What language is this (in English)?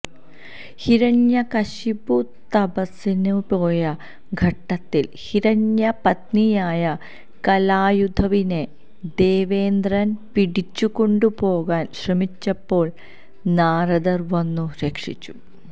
Malayalam